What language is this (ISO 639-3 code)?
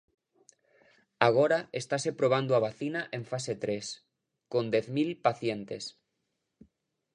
glg